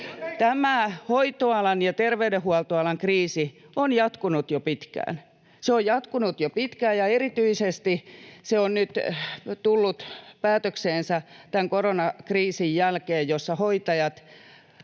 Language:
Finnish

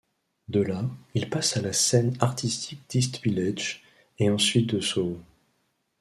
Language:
French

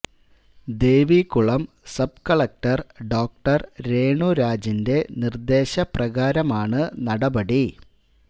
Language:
Malayalam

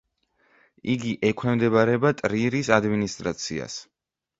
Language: Georgian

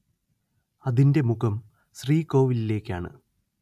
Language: Malayalam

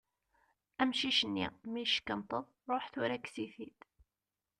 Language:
Kabyle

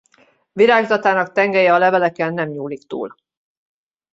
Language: Hungarian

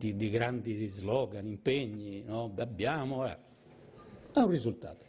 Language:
Italian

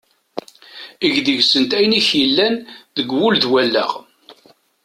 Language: Kabyle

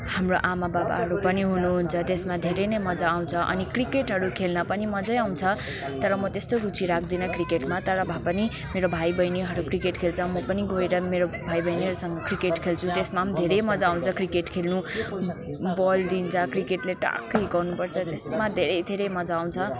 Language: Nepali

